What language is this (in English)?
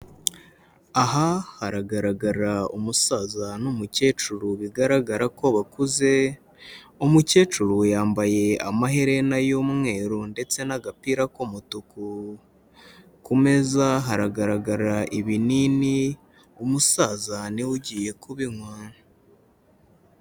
Kinyarwanda